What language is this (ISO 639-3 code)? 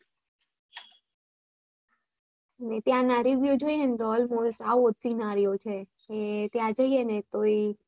guj